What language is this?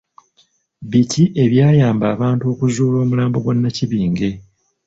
Ganda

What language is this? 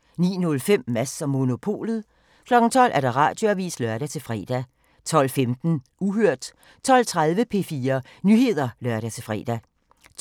Danish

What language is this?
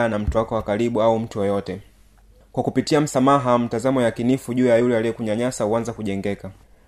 Swahili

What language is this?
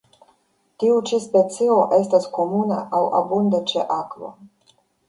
Esperanto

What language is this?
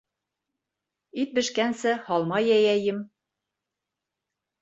Bashkir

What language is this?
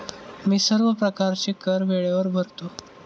Marathi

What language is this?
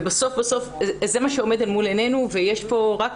Hebrew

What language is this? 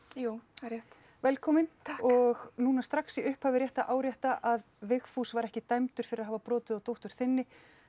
Icelandic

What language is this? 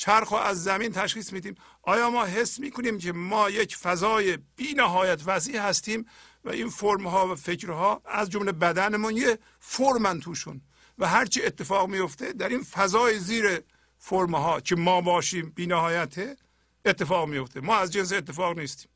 Persian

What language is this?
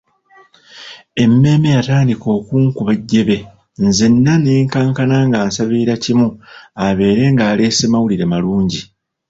Ganda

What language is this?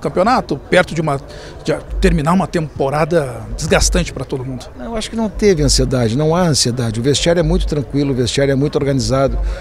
Portuguese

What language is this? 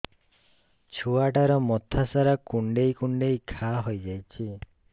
Odia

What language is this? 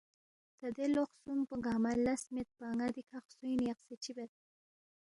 Balti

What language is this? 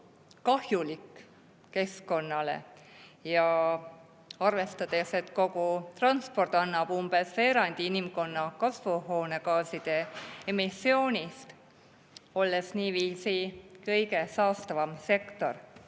Estonian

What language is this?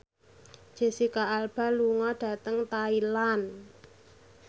Javanese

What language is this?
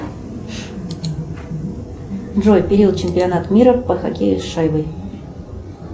Russian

